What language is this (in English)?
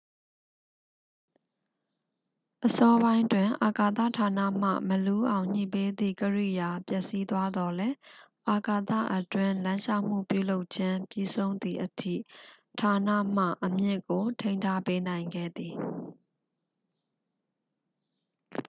Burmese